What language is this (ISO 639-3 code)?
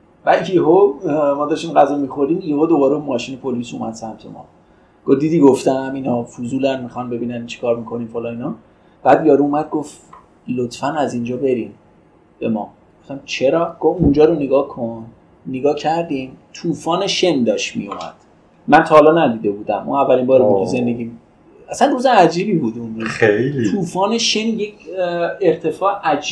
fas